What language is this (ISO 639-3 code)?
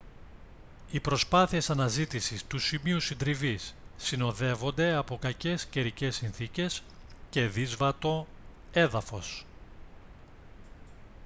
ell